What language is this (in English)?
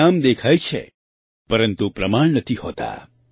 Gujarati